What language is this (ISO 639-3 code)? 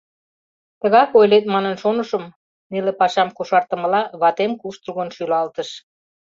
chm